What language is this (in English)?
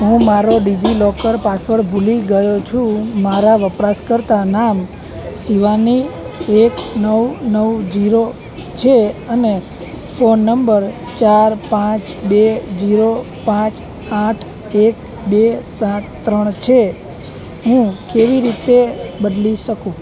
Gujarati